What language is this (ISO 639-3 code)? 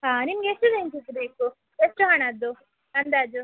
kan